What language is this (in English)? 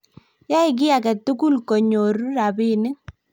Kalenjin